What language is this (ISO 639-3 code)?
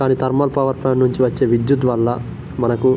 tel